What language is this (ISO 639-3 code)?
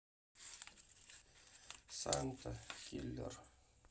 rus